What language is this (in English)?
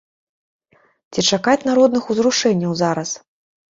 Belarusian